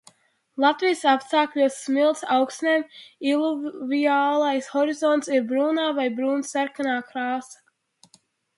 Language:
Latvian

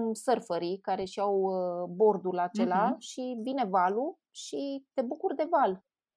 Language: Romanian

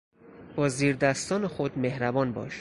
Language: Persian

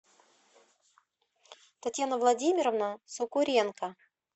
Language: Russian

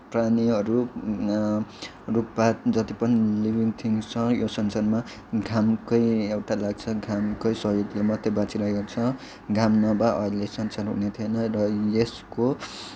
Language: Nepali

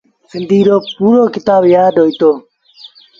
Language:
Sindhi Bhil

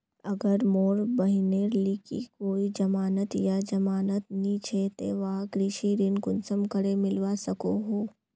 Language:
Magahi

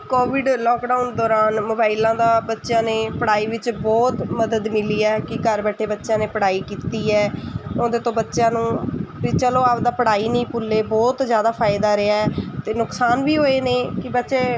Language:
Punjabi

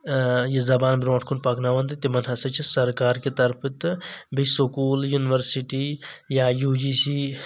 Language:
Kashmiri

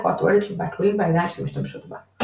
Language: Hebrew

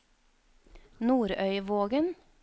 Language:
Norwegian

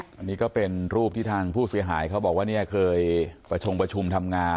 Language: Thai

